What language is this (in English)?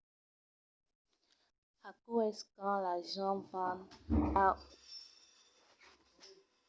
Occitan